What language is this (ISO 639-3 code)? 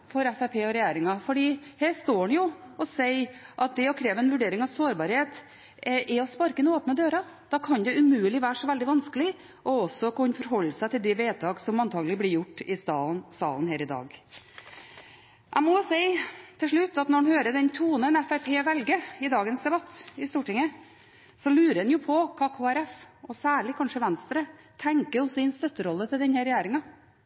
nob